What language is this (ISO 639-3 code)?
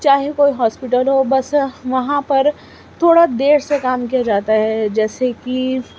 urd